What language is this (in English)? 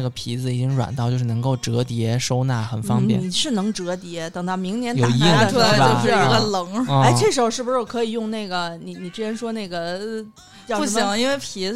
Chinese